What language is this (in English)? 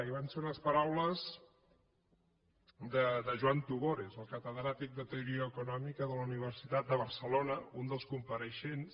Catalan